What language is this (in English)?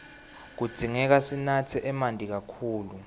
Swati